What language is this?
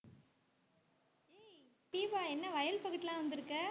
Tamil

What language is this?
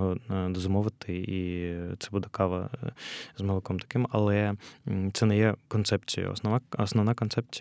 Ukrainian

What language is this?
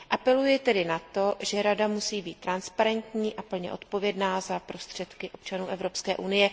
Czech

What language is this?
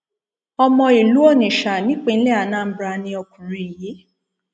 Yoruba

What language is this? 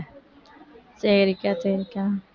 Tamil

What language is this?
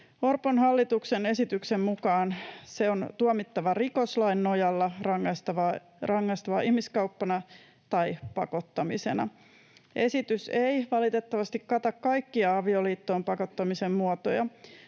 Finnish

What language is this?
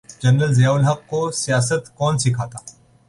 Urdu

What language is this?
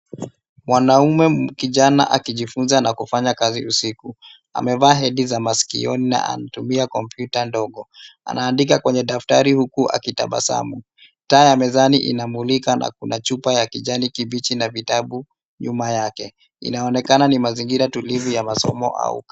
Swahili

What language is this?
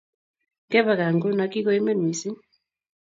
Kalenjin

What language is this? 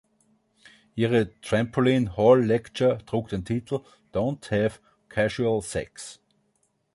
German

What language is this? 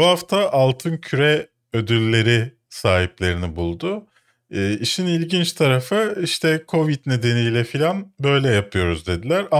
Turkish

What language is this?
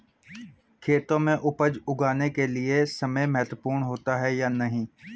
Hindi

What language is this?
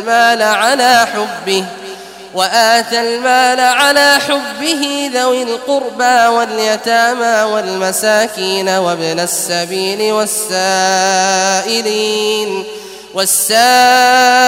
Arabic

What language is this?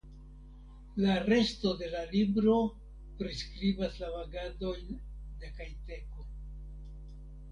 Esperanto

